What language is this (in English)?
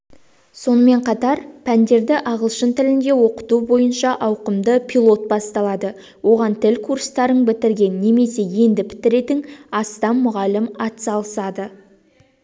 Kazakh